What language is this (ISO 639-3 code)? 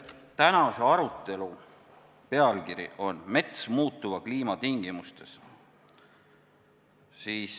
est